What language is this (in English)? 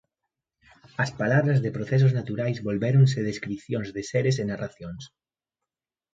Galician